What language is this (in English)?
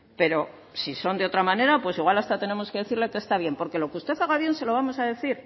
Spanish